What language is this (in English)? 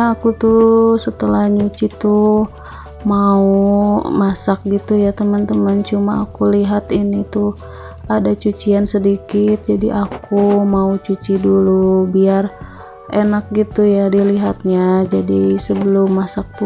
Indonesian